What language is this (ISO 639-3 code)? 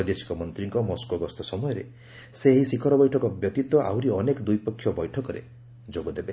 ori